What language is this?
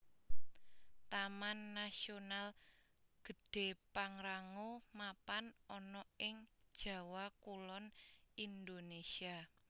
Javanese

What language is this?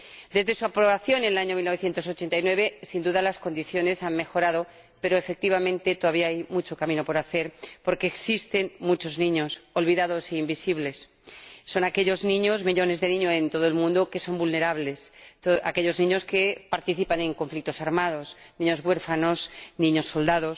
Spanish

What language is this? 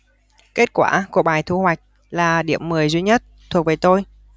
Vietnamese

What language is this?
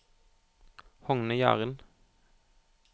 Norwegian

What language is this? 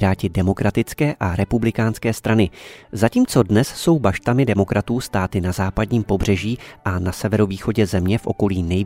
Czech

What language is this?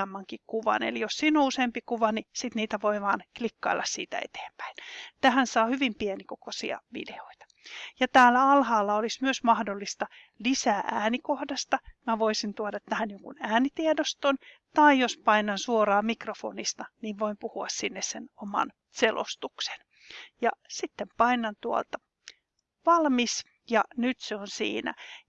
Finnish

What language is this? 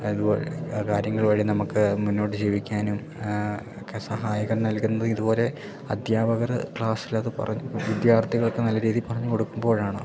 Malayalam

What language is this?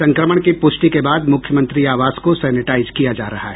Hindi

